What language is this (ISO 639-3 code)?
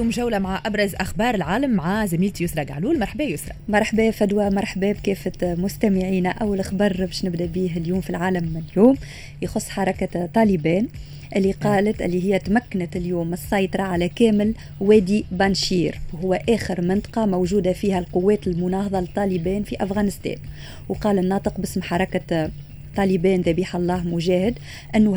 ara